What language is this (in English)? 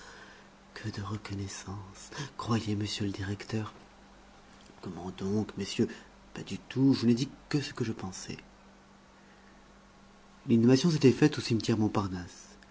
French